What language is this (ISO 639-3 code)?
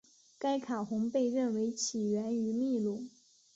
zho